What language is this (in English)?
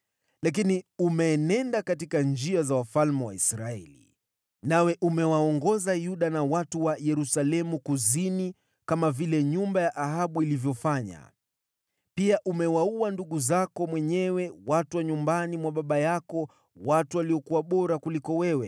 Swahili